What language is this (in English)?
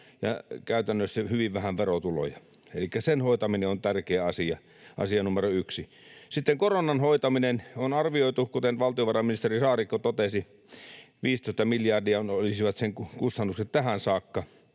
Finnish